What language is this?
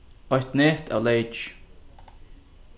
Faroese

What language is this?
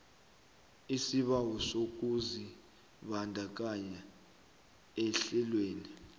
South Ndebele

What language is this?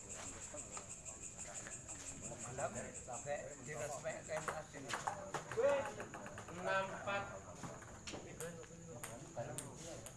Indonesian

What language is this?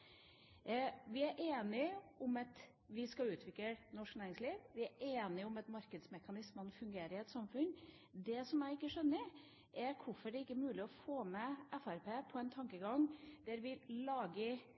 Norwegian Bokmål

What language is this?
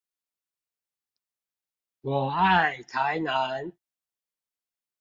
Chinese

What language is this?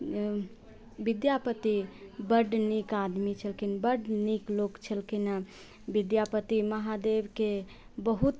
Maithili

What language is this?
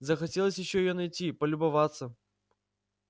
Russian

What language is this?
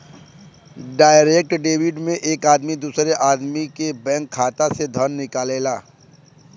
Bhojpuri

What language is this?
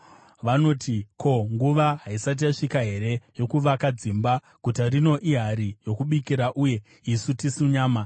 Shona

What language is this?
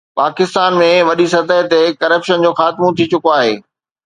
Sindhi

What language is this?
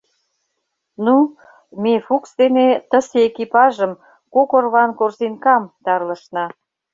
Mari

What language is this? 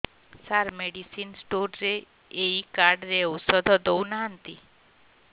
Odia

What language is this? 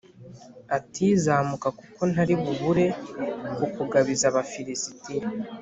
Kinyarwanda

